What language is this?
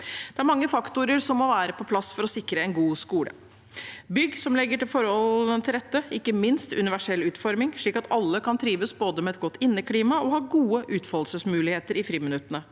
Norwegian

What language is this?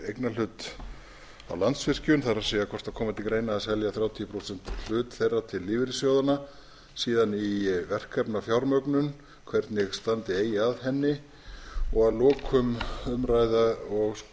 Icelandic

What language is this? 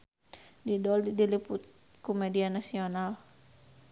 Sundanese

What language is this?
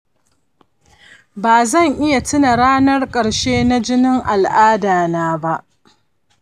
Hausa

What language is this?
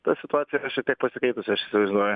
Lithuanian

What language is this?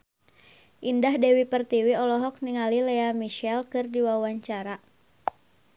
Sundanese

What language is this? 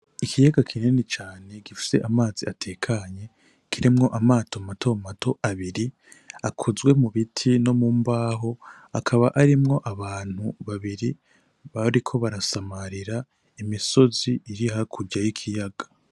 Rundi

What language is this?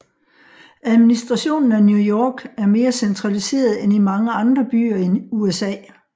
Danish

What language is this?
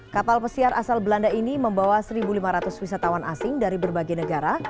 Indonesian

